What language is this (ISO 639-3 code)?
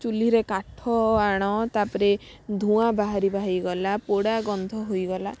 ori